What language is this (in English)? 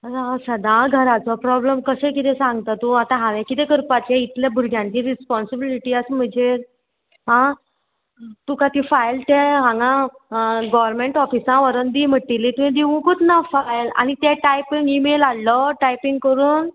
Konkani